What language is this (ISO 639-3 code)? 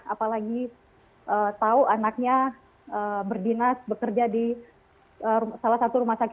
ind